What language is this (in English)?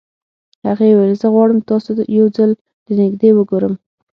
Pashto